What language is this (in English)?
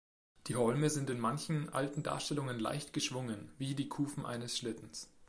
German